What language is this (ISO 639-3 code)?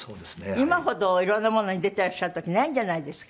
jpn